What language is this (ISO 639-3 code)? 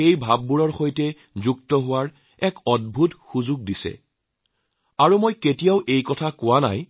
asm